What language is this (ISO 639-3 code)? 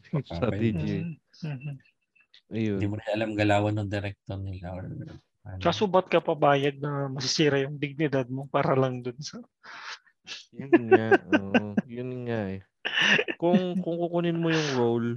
fil